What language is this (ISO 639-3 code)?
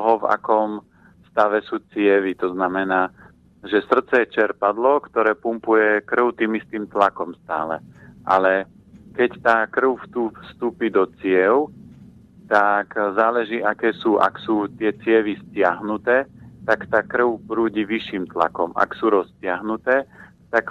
slk